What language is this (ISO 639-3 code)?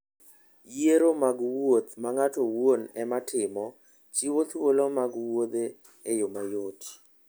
luo